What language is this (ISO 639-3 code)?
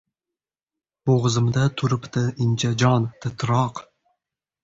uzb